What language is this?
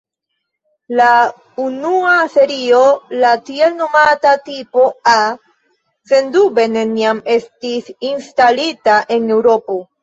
Esperanto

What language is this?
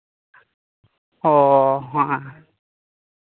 Santali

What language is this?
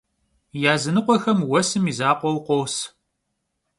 Kabardian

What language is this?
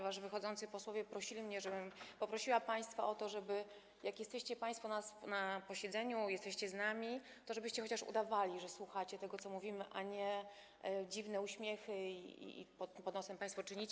Polish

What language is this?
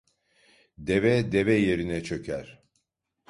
Turkish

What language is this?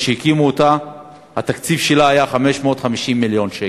Hebrew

